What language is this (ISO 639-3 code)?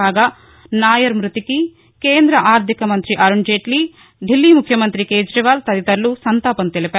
tel